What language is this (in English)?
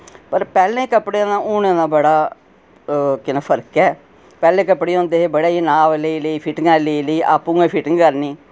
Dogri